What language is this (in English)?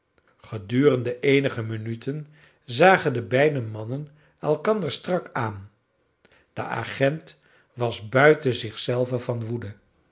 Dutch